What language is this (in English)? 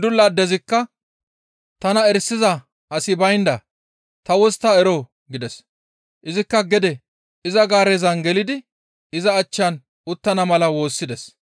Gamo